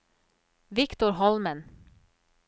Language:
Norwegian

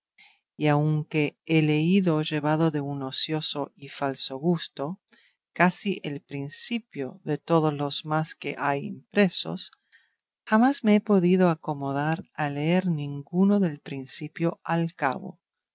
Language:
Spanish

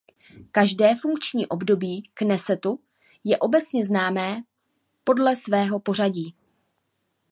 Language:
Czech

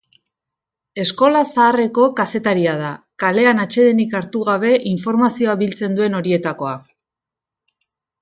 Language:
Basque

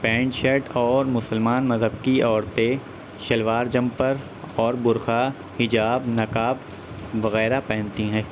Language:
Urdu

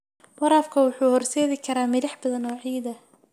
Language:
Somali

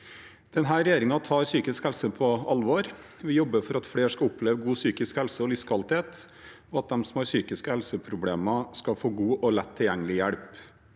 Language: Norwegian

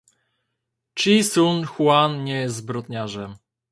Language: Polish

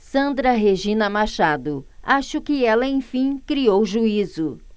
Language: Portuguese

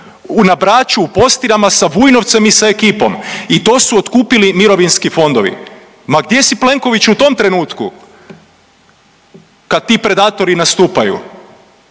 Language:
Croatian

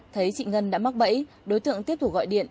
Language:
Vietnamese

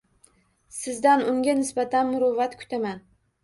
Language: Uzbek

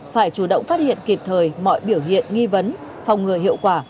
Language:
Vietnamese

